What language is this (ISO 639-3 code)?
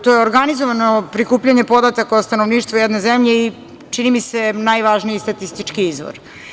srp